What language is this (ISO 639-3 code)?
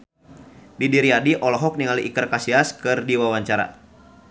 sun